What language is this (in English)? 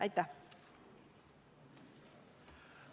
Estonian